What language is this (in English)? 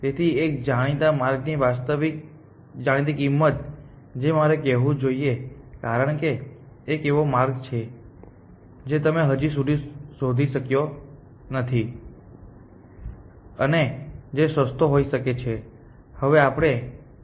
Gujarati